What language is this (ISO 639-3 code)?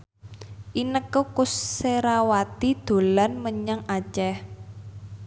jav